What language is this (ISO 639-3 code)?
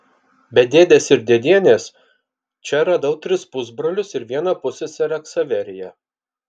lit